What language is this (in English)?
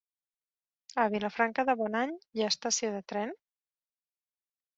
Catalan